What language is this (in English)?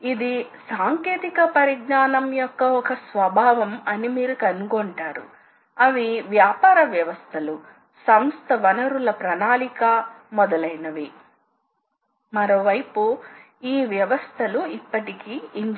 Telugu